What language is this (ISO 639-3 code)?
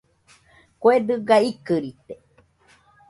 hux